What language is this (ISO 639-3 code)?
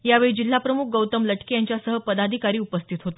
mar